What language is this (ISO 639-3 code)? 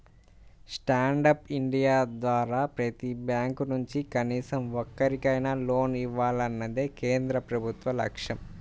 tel